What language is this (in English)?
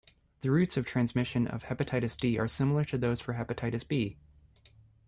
English